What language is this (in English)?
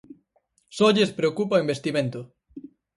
Galician